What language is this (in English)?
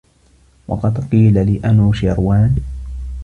Arabic